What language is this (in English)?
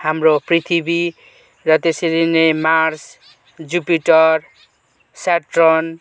Nepali